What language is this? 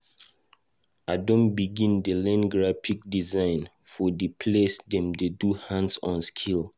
Nigerian Pidgin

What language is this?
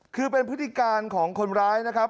Thai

